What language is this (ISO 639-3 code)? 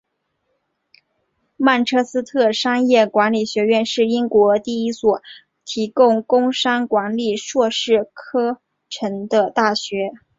zho